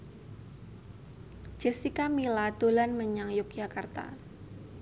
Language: Javanese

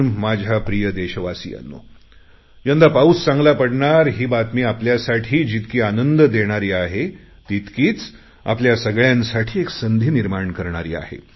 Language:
Marathi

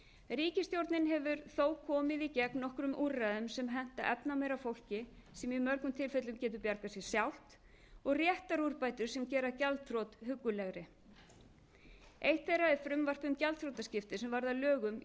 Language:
Icelandic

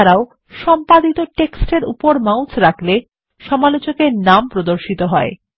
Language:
Bangla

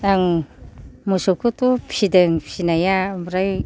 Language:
Bodo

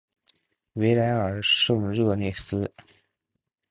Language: Chinese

